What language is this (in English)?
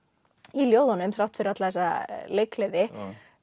Icelandic